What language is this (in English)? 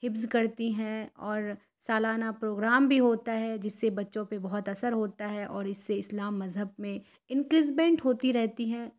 Urdu